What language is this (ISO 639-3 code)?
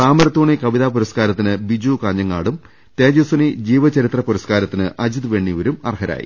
mal